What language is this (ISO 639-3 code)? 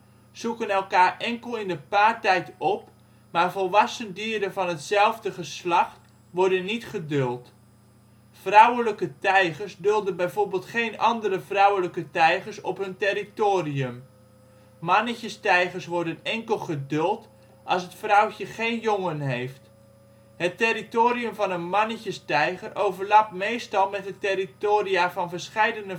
nld